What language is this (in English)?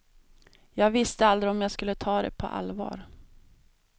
Swedish